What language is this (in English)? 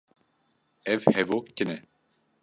Kurdish